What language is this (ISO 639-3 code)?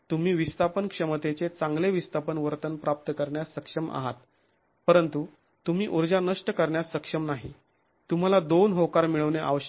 mar